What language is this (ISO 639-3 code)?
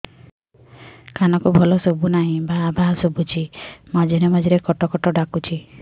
ori